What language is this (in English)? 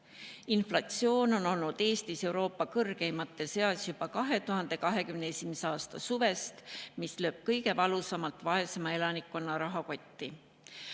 Estonian